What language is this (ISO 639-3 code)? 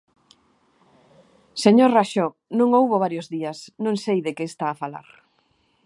glg